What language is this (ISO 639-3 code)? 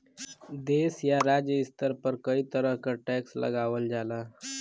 bho